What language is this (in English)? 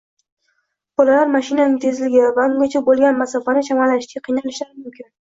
Uzbek